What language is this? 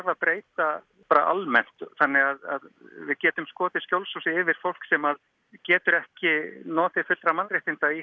Icelandic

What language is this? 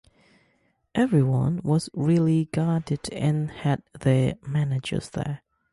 English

